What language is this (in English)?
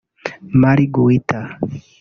Kinyarwanda